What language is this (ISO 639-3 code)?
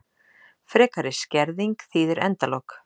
isl